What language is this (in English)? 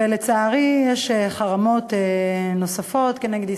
Hebrew